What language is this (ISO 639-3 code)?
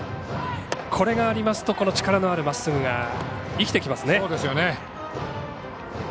jpn